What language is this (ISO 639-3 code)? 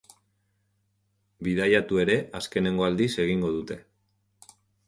eus